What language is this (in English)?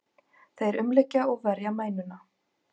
Icelandic